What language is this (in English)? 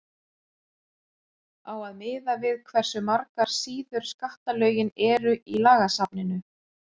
Icelandic